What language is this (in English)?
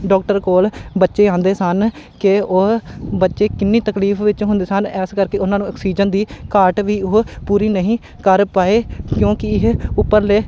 Punjabi